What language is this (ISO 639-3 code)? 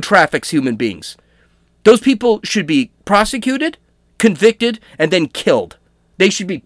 eng